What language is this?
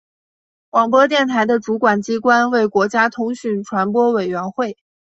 Chinese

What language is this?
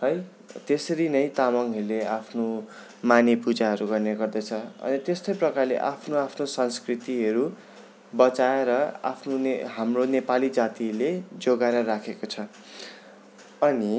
Nepali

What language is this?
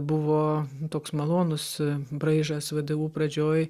Lithuanian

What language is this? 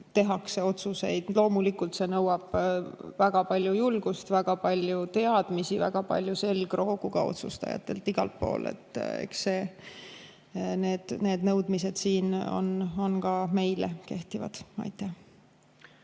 Estonian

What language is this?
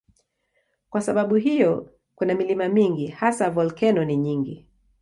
Swahili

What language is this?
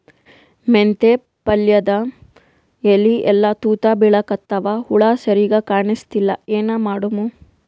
Kannada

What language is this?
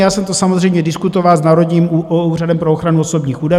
Czech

